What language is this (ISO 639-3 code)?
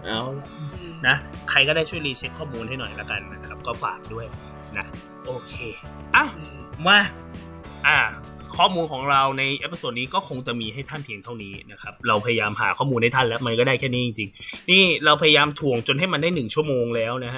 tha